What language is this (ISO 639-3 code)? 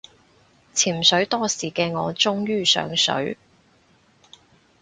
yue